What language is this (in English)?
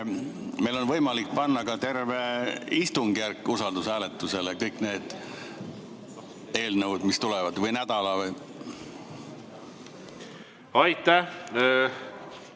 Estonian